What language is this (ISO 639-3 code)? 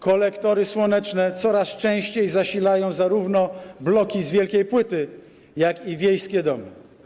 pol